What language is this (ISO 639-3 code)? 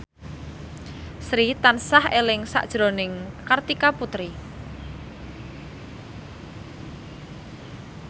jav